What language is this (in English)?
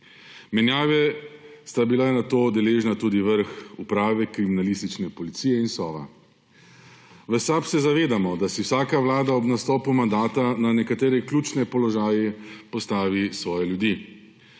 Slovenian